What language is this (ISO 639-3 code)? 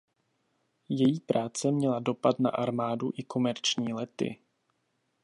ces